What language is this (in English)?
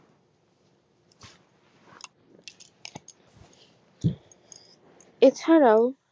Bangla